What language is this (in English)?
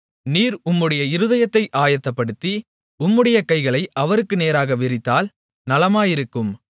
Tamil